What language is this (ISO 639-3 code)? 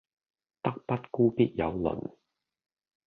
yue